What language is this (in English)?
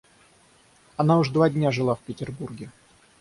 Russian